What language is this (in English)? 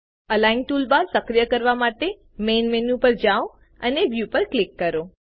Gujarati